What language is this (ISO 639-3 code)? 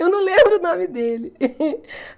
por